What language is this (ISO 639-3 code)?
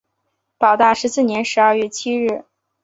zho